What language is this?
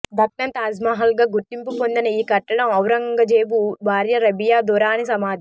Telugu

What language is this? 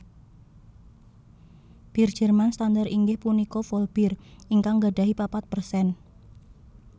Javanese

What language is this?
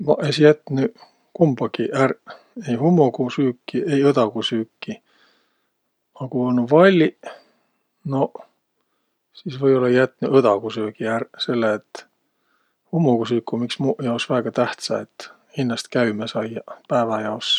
Võro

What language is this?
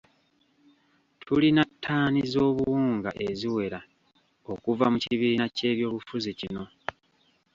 Ganda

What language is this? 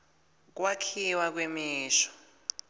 Swati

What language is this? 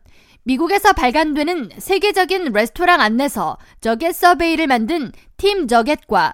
Korean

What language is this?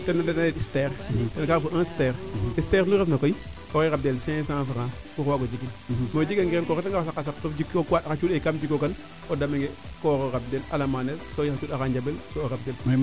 Serer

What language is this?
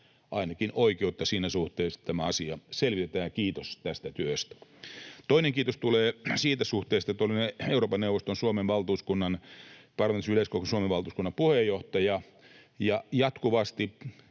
Finnish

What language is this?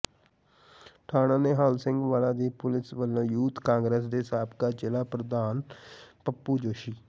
Punjabi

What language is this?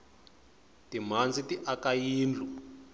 Tsonga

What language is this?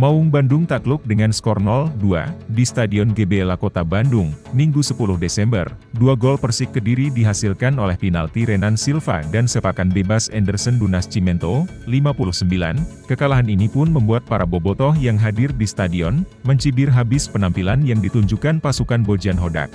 Indonesian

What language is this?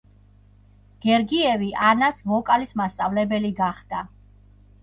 Georgian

